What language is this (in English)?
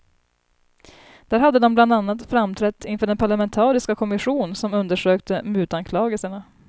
Swedish